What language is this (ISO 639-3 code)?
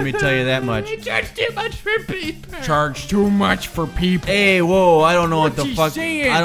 eng